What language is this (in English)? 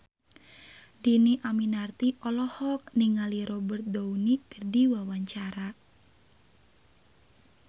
Sundanese